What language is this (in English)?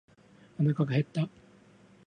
Japanese